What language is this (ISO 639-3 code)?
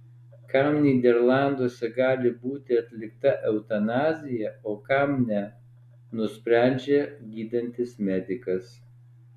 lit